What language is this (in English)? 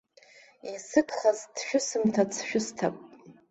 Abkhazian